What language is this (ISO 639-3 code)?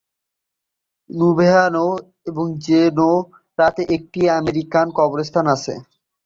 ben